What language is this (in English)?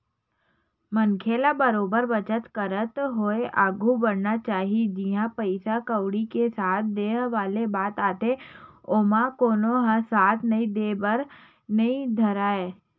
Chhattisgarhi